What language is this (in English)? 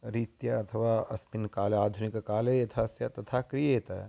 Sanskrit